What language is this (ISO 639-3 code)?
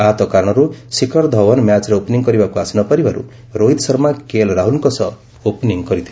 ori